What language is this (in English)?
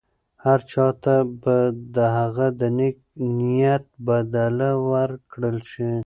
Pashto